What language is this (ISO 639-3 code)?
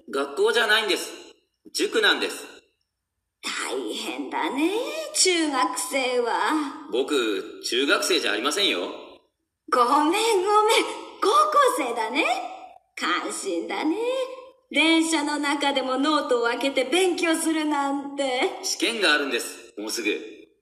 jpn